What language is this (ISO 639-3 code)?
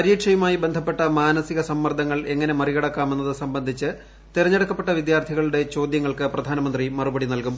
mal